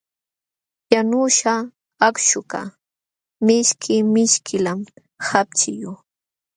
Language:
Jauja Wanca Quechua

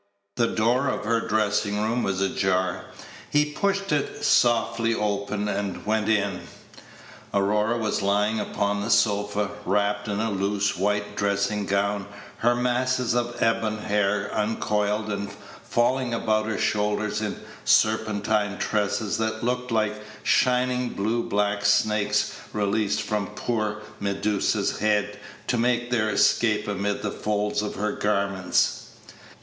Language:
English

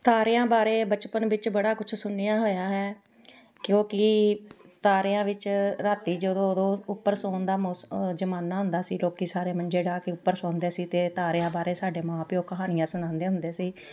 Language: Punjabi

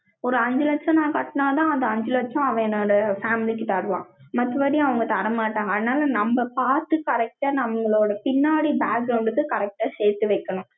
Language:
Tamil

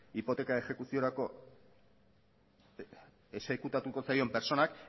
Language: Basque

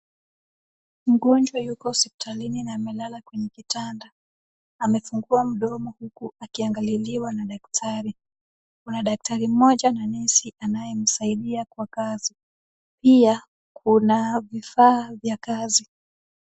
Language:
Swahili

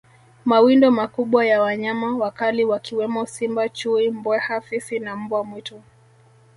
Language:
Swahili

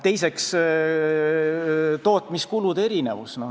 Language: Estonian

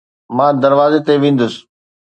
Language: Sindhi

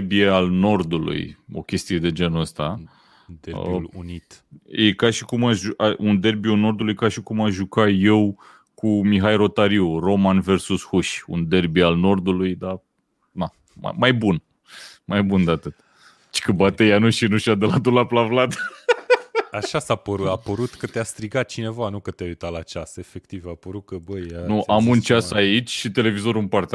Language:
Romanian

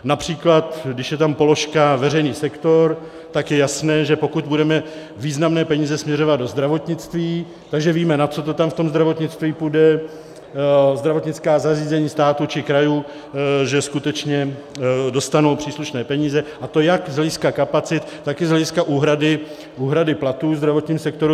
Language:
Czech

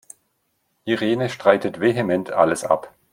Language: German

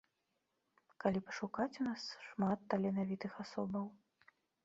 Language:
Belarusian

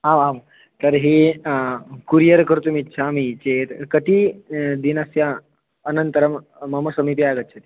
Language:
Sanskrit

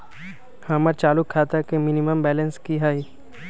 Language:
Magahi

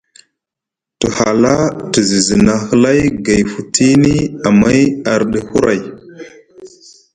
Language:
Musgu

